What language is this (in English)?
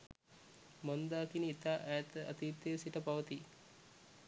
Sinhala